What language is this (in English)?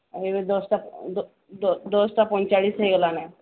Odia